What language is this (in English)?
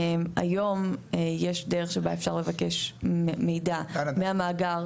Hebrew